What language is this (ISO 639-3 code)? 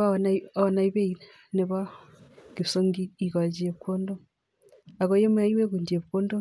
kln